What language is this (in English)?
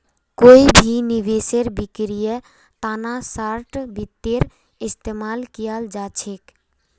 Magahi